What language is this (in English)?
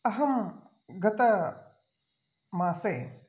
Sanskrit